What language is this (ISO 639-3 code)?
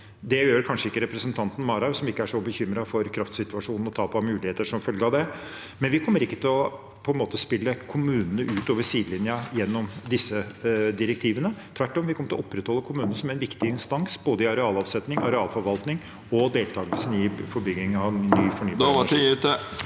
nor